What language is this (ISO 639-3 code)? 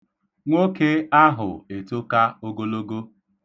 ibo